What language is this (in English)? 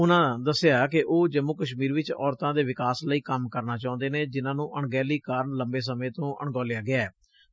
Punjabi